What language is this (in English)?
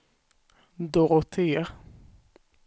Swedish